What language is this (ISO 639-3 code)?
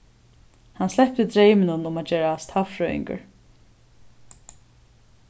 fao